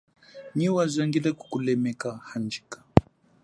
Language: Chokwe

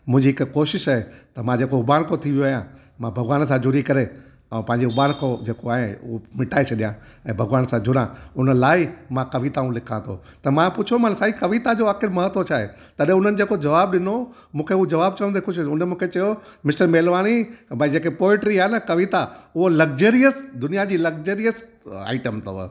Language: Sindhi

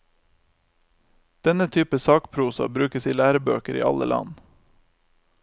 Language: Norwegian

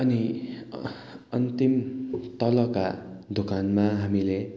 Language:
Nepali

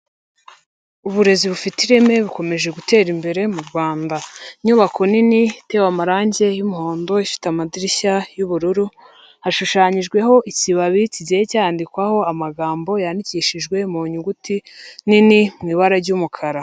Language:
Kinyarwanda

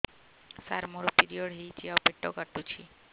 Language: Odia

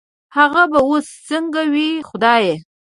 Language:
Pashto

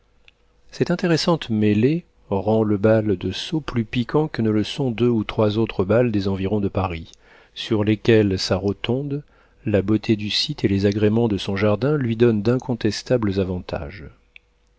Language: French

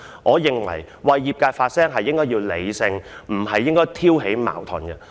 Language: Cantonese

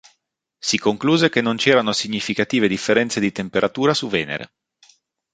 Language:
Italian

